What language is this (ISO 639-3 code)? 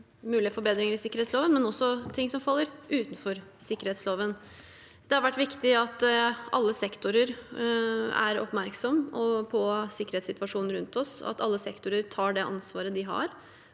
nor